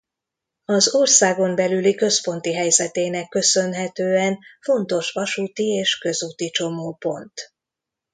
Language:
Hungarian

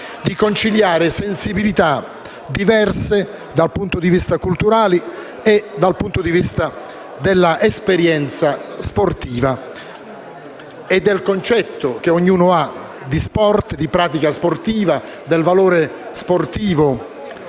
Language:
Italian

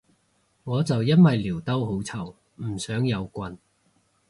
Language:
Cantonese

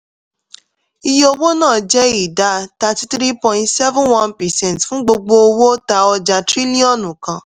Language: Yoruba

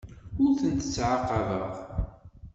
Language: Kabyle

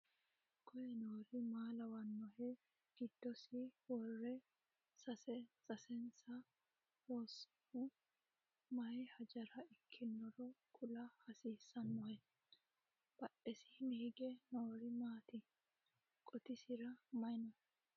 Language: Sidamo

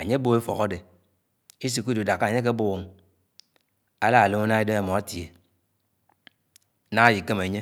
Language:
Anaang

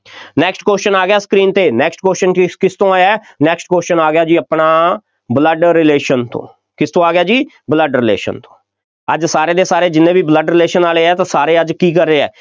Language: Punjabi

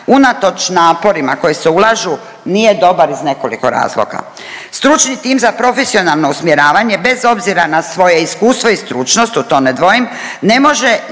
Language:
Croatian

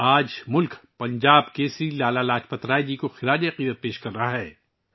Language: Urdu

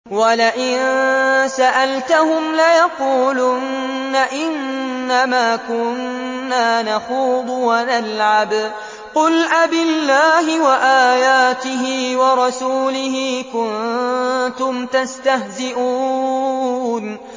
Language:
Arabic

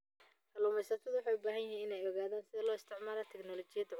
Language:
Somali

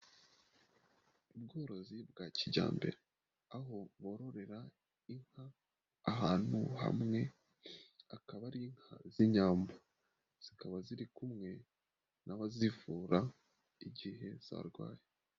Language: Kinyarwanda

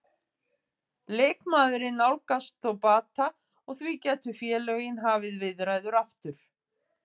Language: Icelandic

